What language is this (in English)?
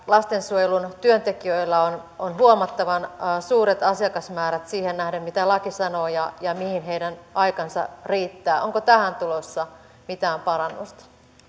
Finnish